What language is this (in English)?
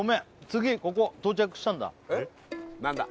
Japanese